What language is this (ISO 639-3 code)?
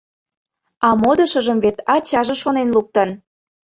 chm